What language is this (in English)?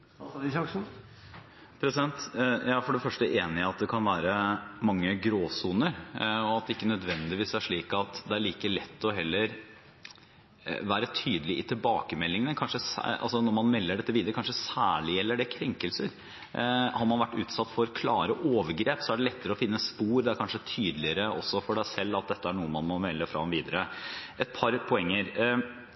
Norwegian Bokmål